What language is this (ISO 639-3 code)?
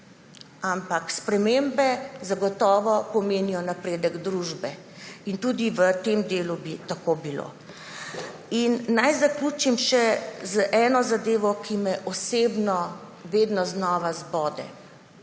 slv